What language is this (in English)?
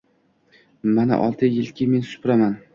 Uzbek